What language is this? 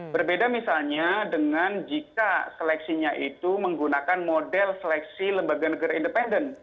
Indonesian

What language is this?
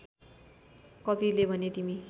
Nepali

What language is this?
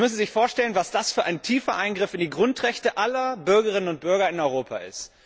German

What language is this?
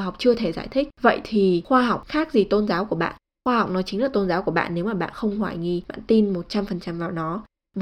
Vietnamese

